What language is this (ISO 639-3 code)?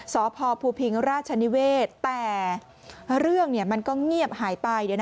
tha